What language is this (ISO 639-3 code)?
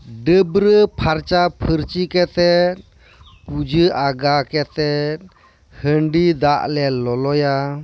sat